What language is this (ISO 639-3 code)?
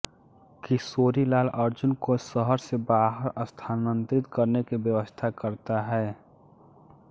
hin